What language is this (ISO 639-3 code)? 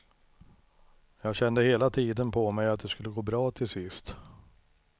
swe